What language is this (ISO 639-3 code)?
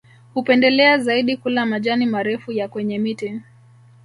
swa